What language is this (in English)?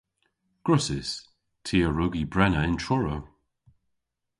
Cornish